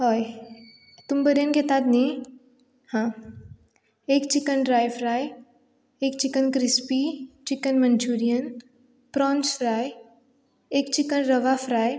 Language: Konkani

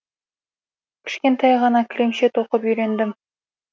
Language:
Kazakh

